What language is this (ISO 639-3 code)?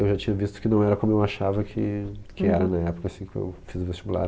por